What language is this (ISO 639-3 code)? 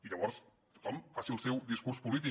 cat